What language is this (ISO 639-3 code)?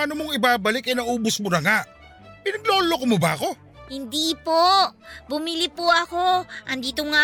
fil